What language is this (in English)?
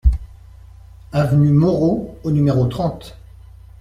French